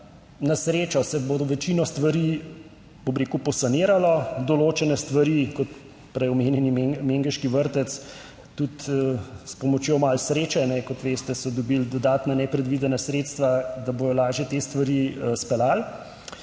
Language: Slovenian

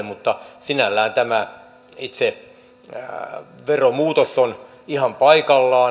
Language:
Finnish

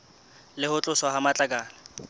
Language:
Southern Sotho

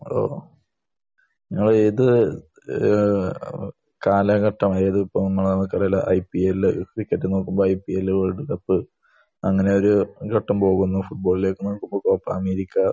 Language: Malayalam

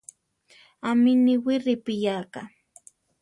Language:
Central Tarahumara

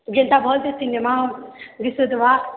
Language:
Odia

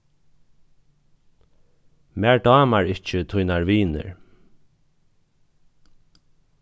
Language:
Faroese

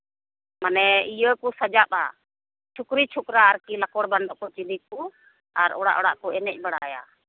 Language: Santali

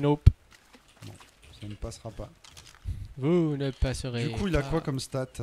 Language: French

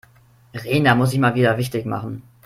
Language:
German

